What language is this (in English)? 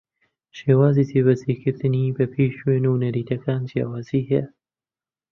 Central Kurdish